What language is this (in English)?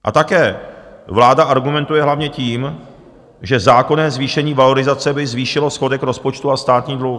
Czech